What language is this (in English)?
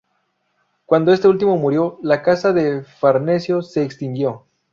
Spanish